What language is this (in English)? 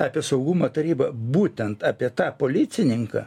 Lithuanian